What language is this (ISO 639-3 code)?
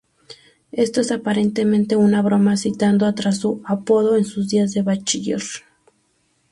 spa